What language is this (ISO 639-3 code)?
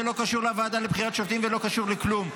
heb